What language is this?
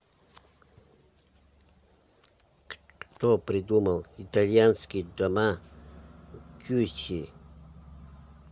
Russian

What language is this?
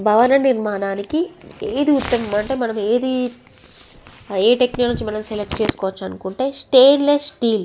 Telugu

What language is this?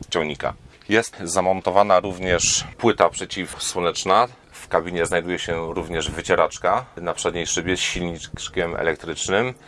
Polish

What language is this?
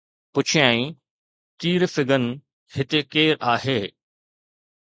Sindhi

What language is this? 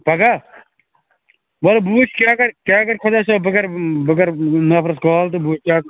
Kashmiri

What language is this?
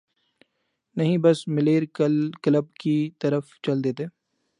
Urdu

